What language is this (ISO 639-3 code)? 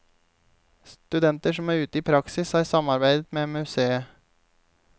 nor